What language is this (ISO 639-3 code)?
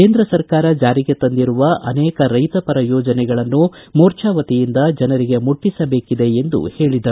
kan